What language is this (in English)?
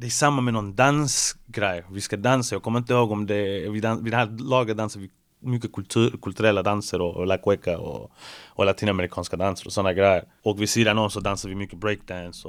Swedish